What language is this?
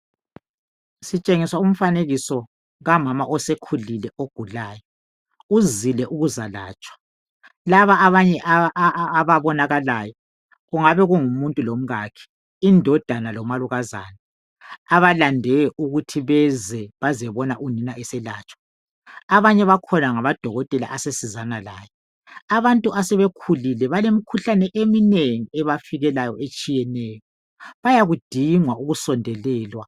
North Ndebele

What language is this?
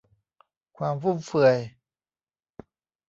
Thai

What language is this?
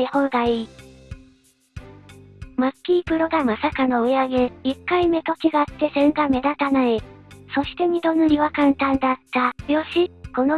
Japanese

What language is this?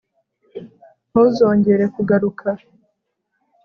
Kinyarwanda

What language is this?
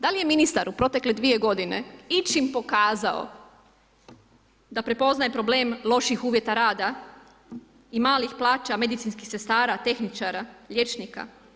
Croatian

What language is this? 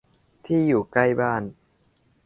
Thai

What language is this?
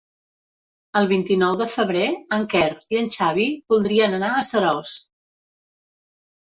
Catalan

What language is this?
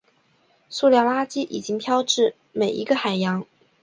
Chinese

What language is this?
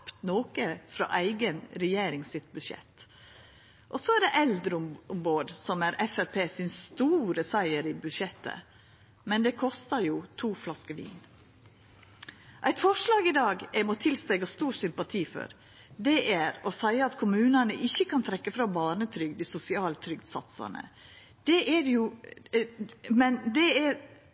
Norwegian Nynorsk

